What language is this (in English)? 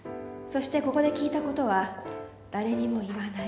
Japanese